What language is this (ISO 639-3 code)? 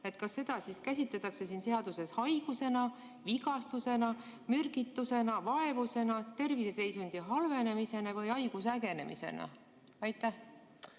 est